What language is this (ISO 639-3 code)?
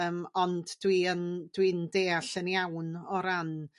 cym